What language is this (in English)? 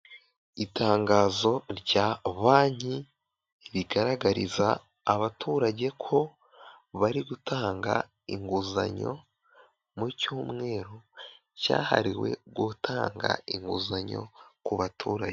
Kinyarwanda